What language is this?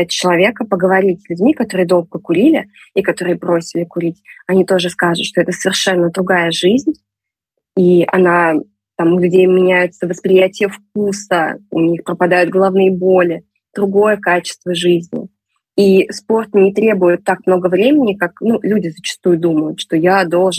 Russian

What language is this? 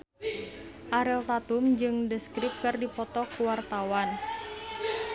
Sundanese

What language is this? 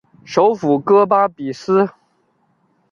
Chinese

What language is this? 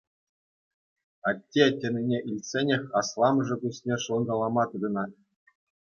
Chuvash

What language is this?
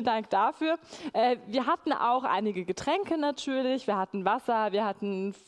German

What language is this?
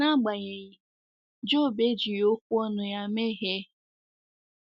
Igbo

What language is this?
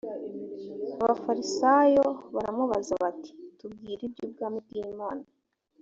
Kinyarwanda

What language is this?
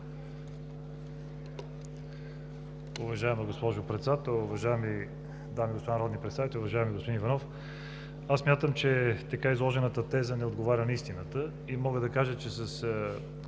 Bulgarian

